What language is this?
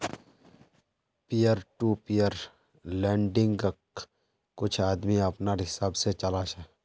Magahi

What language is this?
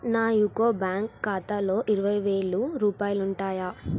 Telugu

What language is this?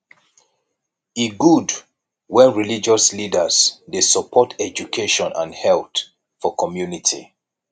Nigerian Pidgin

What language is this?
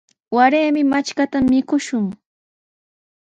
Sihuas Ancash Quechua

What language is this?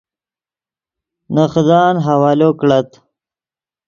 Yidgha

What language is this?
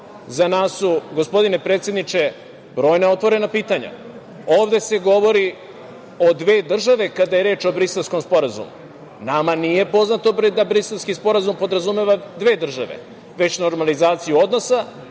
Serbian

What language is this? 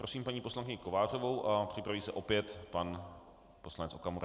Czech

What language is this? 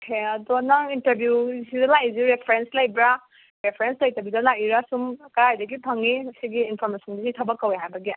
Manipuri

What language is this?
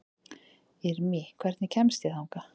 Icelandic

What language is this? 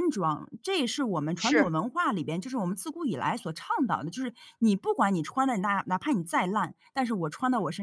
Chinese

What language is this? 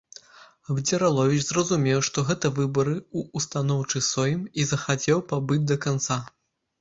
Belarusian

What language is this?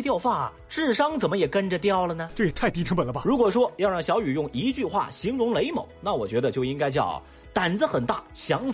Chinese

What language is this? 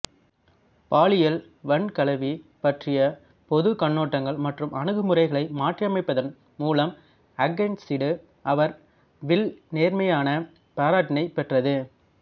Tamil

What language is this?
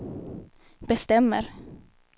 Swedish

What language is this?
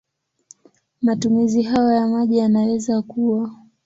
Swahili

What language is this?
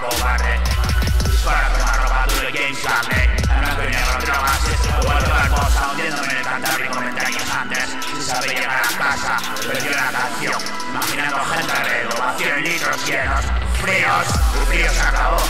Thai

